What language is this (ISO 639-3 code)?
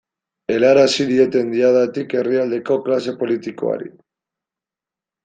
eus